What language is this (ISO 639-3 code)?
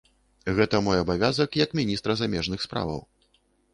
bel